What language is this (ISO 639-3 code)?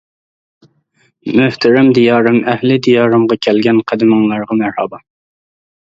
uig